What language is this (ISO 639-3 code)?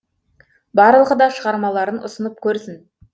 kaz